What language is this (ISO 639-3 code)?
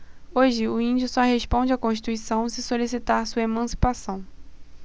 por